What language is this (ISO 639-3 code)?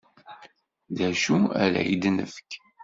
kab